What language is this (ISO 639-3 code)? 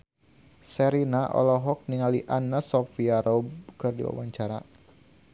sun